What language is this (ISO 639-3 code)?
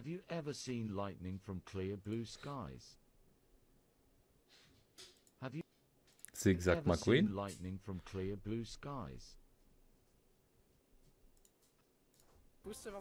pol